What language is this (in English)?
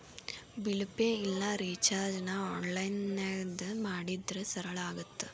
Kannada